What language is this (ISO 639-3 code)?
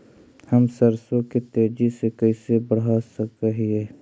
mag